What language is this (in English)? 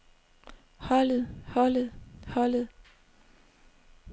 Danish